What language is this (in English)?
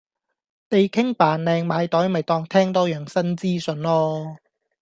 Cantonese